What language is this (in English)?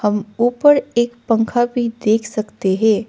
Hindi